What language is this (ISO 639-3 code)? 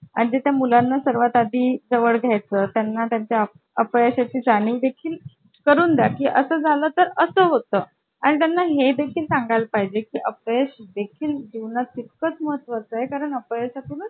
mar